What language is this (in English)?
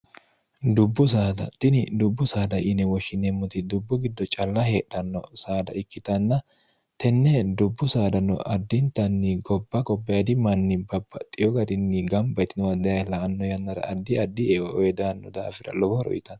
Sidamo